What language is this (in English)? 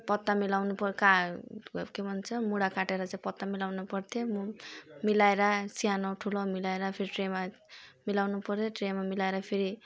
Nepali